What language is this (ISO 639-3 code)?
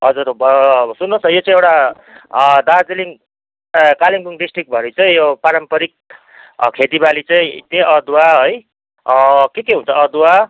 nep